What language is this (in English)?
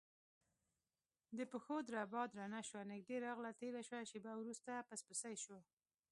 Pashto